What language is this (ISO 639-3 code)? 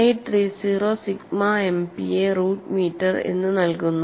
mal